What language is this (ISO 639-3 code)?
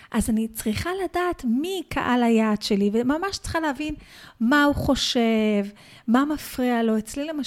heb